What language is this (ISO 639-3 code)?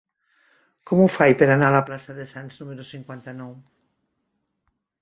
cat